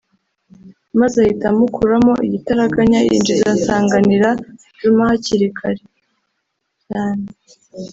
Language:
Kinyarwanda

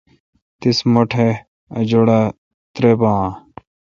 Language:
Kalkoti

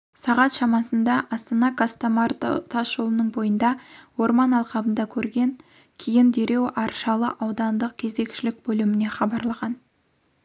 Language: Kazakh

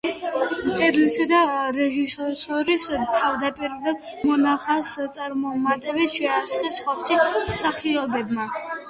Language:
Georgian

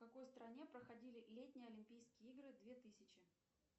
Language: Russian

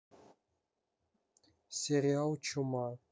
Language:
Russian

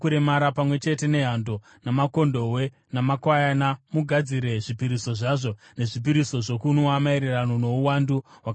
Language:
Shona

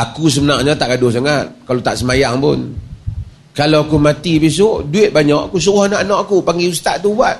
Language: Malay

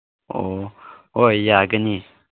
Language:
Manipuri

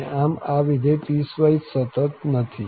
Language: Gujarati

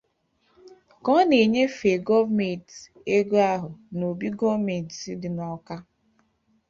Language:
Igbo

